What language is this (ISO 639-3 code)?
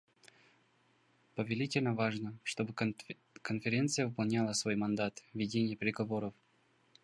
rus